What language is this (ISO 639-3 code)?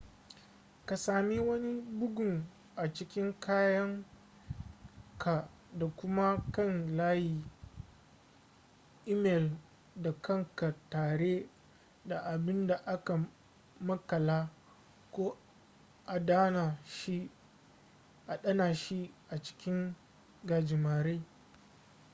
hau